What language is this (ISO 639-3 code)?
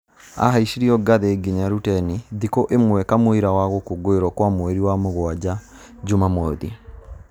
kik